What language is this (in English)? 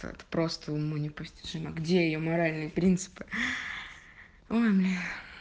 Russian